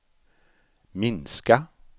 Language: Swedish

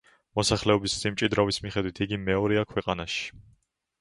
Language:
Georgian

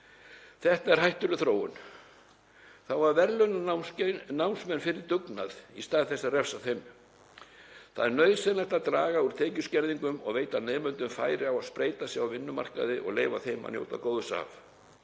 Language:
Icelandic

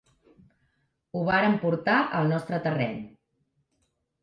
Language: Catalan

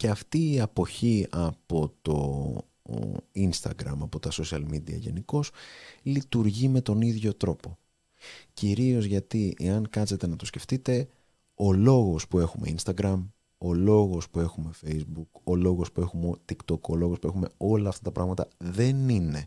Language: Greek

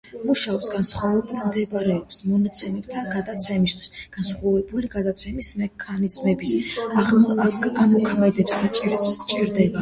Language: Georgian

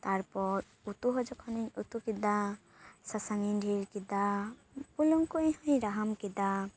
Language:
Santali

